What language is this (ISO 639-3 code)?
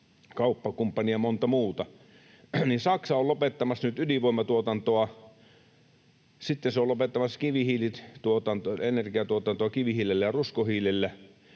fin